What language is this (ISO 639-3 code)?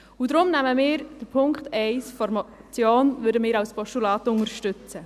gsw